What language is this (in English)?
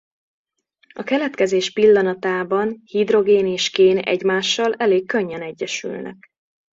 Hungarian